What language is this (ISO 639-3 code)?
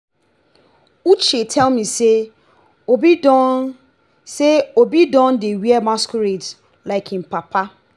pcm